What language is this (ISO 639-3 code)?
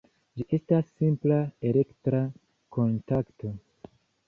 epo